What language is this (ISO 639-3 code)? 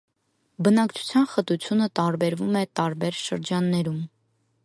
hye